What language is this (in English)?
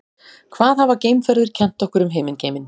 Icelandic